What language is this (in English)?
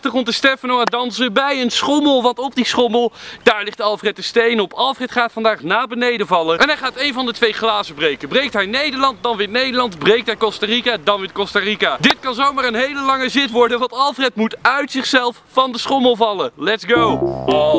Dutch